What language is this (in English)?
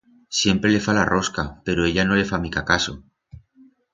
Aragonese